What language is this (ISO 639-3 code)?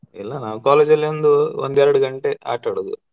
kan